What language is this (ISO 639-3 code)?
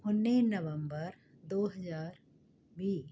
pan